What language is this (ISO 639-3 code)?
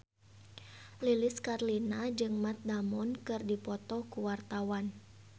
sun